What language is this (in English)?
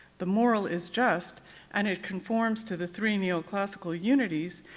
English